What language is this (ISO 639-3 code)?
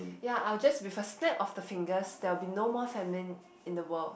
eng